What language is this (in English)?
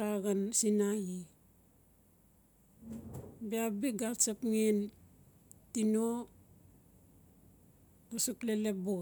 Notsi